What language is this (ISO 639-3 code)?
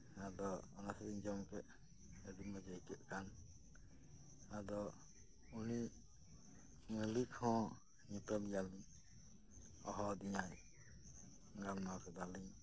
sat